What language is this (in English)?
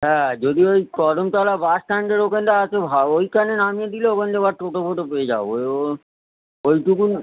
Bangla